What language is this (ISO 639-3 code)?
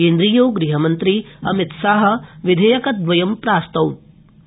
san